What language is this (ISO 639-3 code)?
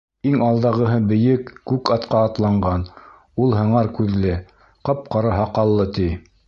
bak